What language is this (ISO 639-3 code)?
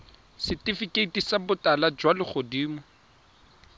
tsn